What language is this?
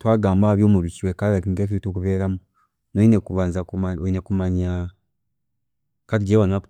Chiga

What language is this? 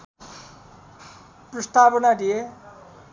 Nepali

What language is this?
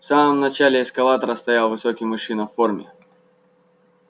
Russian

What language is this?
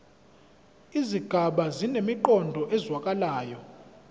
Zulu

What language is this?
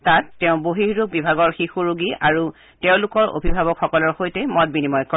Assamese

